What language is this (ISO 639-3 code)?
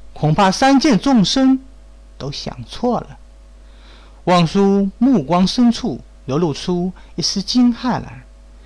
zho